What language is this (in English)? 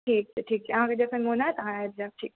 Maithili